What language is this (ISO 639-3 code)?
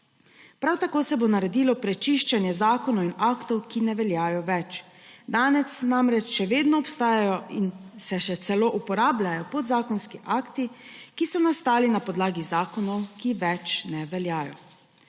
slv